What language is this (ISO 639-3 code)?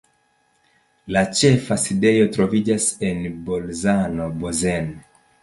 epo